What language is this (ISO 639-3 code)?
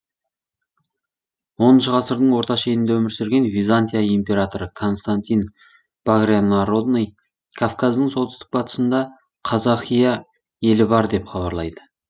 kaz